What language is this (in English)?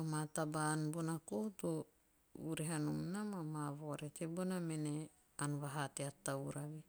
Teop